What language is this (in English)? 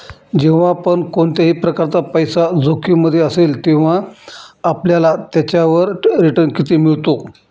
Marathi